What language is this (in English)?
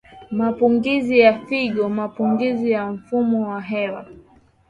Swahili